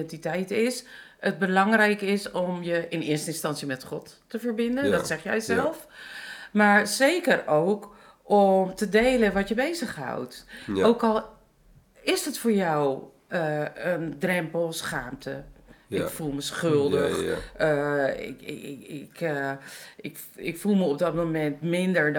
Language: Dutch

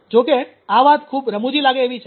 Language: Gujarati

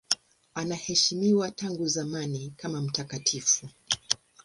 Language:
Swahili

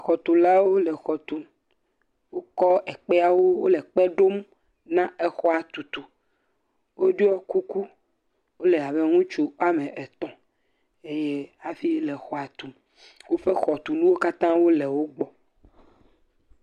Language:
Ewe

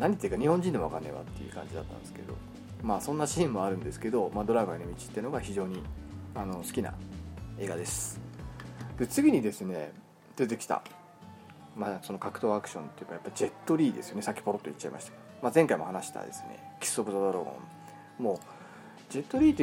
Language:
Japanese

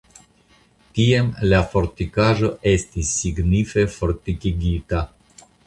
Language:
Esperanto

